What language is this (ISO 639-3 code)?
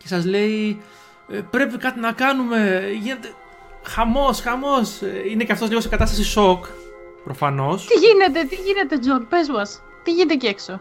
ell